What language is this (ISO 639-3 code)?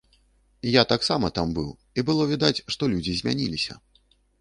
bel